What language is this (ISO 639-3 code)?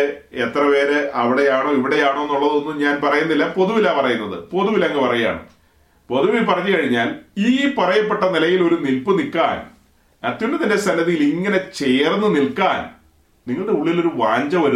mal